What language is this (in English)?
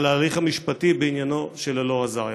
Hebrew